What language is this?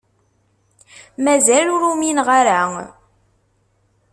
Kabyle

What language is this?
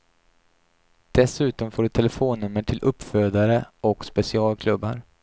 Swedish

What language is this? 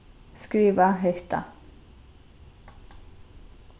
Faroese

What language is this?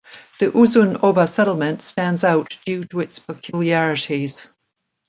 English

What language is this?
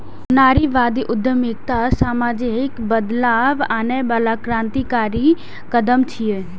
Maithili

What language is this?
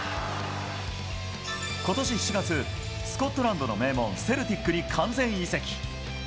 Japanese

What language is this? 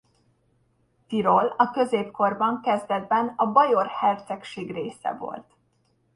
Hungarian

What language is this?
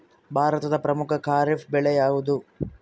Kannada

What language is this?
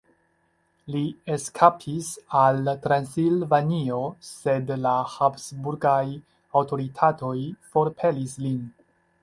Esperanto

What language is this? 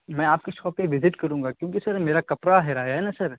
Urdu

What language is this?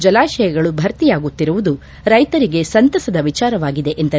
Kannada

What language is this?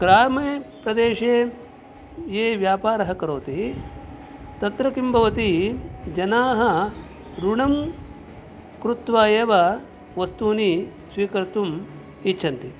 Sanskrit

